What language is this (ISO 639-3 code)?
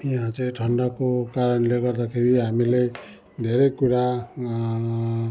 nep